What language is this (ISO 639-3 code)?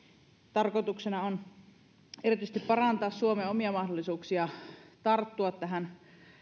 fin